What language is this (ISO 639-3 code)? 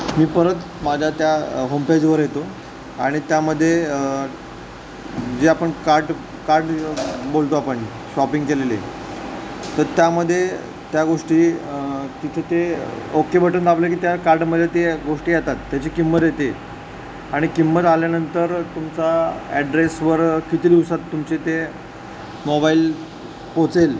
mar